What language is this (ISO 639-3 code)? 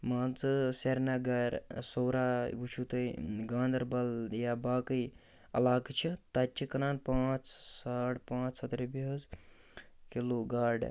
kas